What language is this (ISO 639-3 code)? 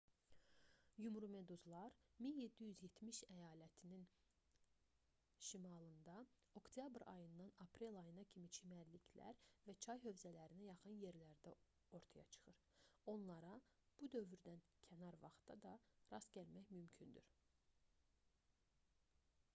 aze